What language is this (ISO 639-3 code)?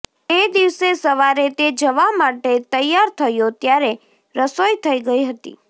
guj